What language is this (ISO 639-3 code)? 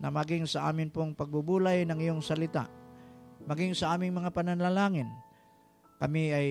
fil